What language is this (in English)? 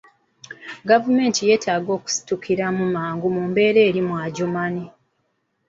Ganda